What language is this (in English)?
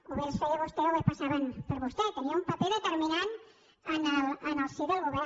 Catalan